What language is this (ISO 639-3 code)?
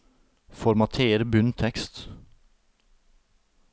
nor